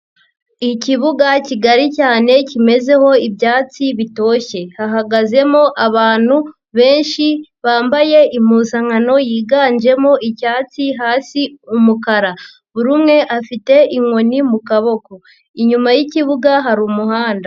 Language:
Kinyarwanda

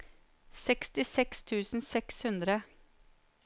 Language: Norwegian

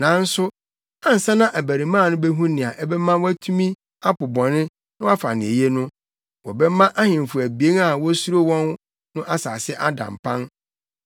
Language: Akan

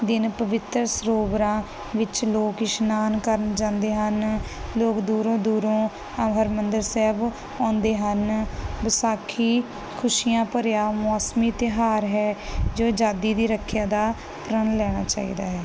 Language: Punjabi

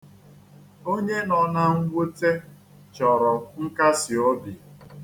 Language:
Igbo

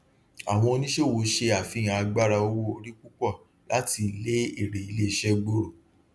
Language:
Yoruba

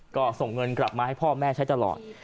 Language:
Thai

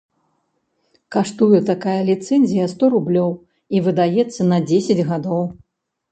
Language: Belarusian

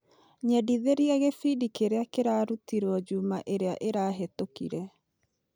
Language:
Kikuyu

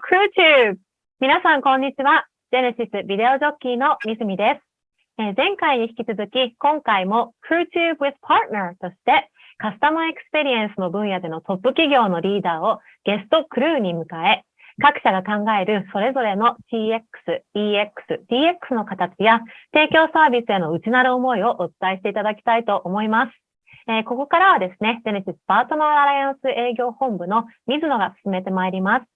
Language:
Japanese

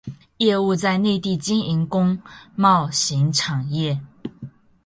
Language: Chinese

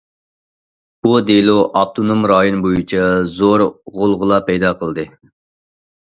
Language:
Uyghur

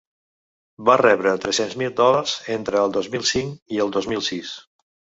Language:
Catalan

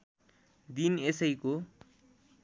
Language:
Nepali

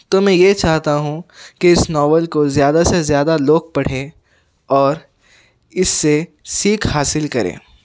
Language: Urdu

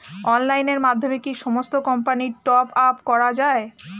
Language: Bangla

